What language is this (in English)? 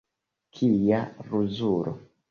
Esperanto